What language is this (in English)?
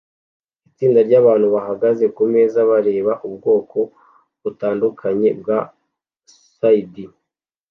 Kinyarwanda